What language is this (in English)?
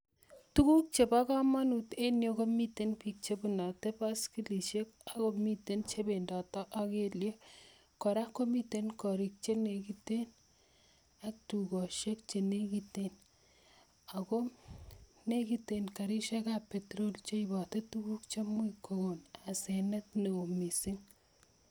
Kalenjin